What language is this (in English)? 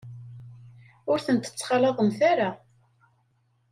Kabyle